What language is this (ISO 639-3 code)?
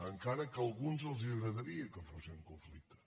cat